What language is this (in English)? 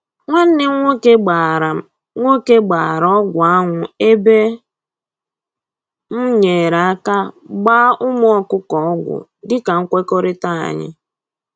Igbo